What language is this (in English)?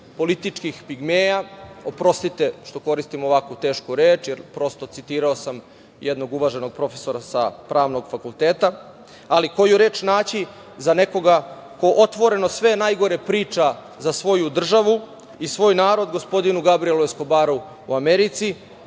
Serbian